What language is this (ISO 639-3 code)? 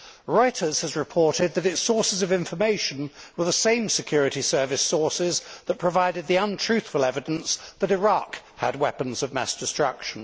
eng